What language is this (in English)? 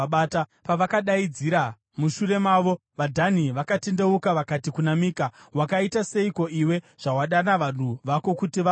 Shona